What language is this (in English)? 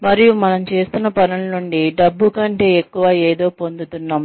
Telugu